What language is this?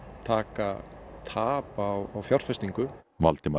Icelandic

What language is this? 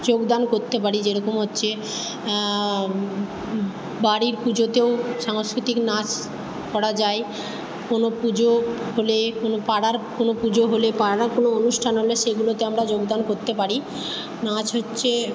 Bangla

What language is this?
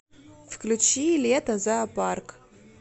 Russian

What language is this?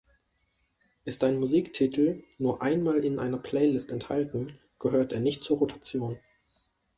German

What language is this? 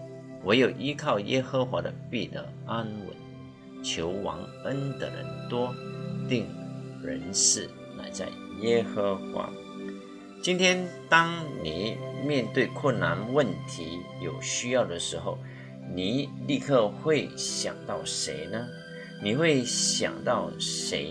Chinese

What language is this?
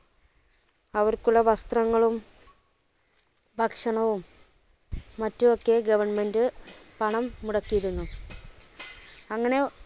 Malayalam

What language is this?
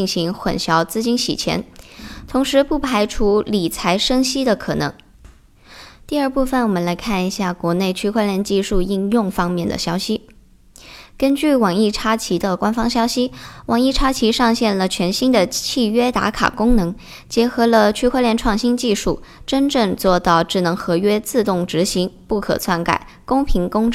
Chinese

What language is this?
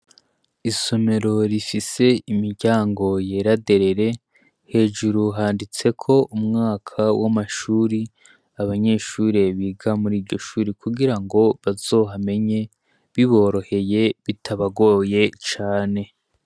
Rundi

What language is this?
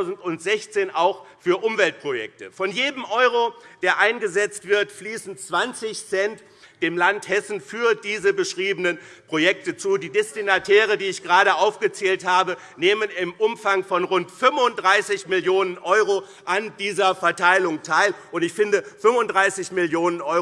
German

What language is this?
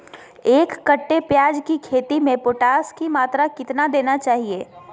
Magahi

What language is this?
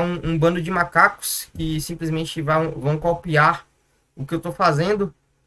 Portuguese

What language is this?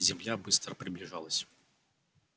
Russian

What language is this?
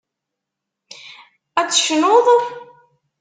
Kabyle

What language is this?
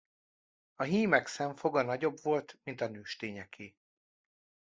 Hungarian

